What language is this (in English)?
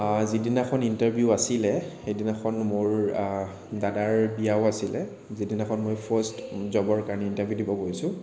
Assamese